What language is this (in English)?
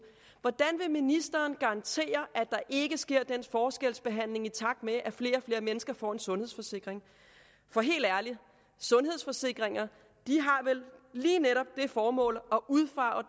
Danish